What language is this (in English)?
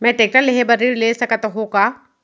Chhattisgarhi